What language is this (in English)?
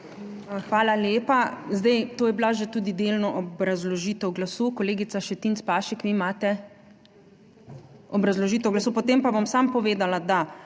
Slovenian